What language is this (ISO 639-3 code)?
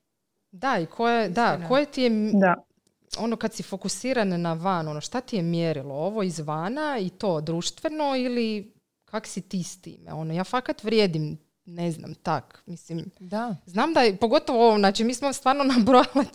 hrv